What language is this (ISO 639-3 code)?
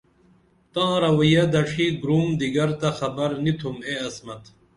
dml